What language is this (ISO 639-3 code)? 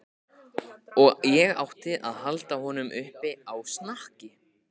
isl